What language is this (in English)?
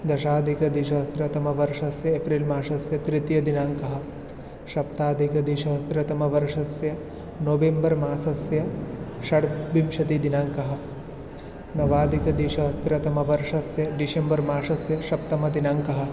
Sanskrit